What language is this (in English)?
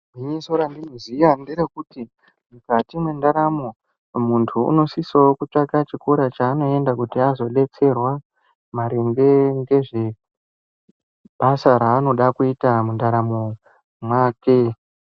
Ndau